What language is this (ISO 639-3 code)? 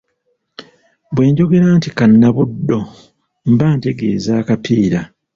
lug